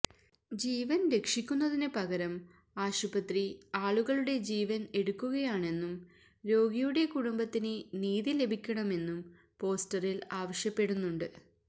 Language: Malayalam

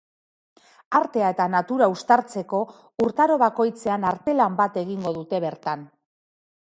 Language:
Basque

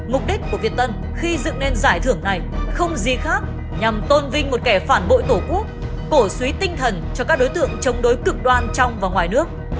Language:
Vietnamese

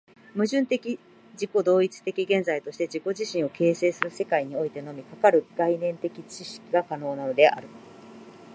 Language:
Japanese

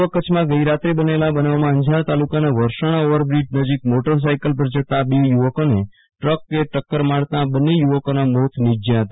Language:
Gujarati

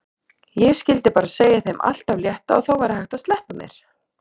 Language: Icelandic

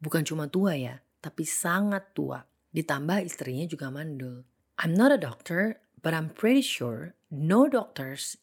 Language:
Indonesian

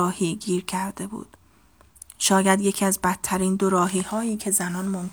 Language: Persian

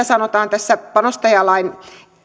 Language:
Finnish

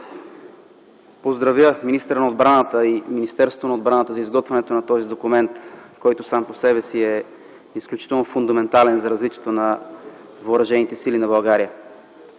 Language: Bulgarian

